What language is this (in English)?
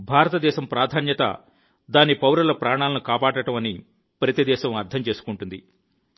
Telugu